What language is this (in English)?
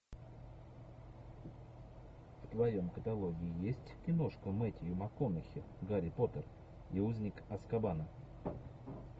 Russian